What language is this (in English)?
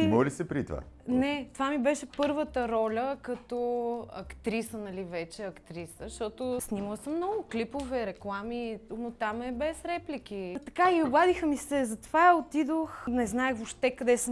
Bulgarian